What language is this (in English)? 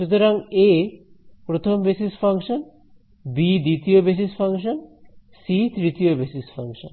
Bangla